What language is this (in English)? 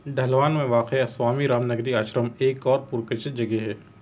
Urdu